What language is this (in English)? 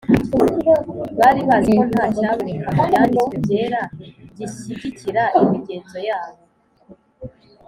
Kinyarwanda